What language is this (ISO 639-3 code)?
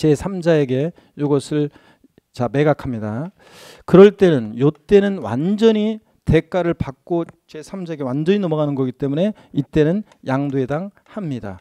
kor